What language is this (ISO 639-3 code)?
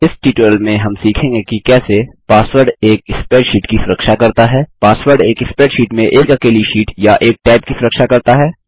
hin